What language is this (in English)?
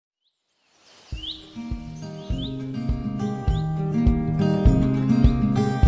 German